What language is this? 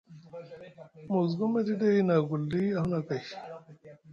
Musgu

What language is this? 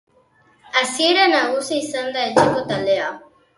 Basque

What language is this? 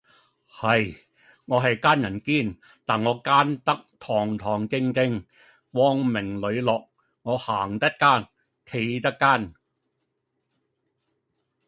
Cantonese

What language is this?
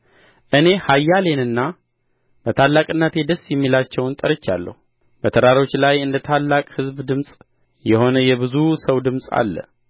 Amharic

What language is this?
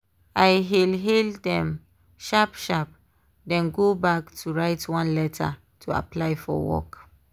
Nigerian Pidgin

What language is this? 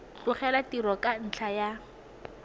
Tswana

